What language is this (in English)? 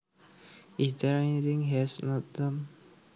Javanese